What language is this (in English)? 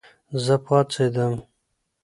Pashto